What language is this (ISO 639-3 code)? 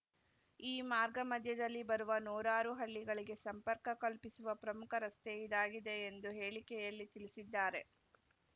kan